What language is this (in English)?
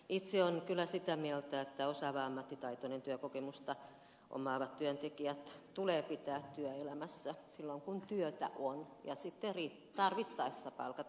Finnish